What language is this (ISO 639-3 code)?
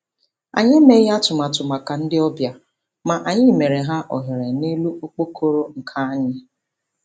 ibo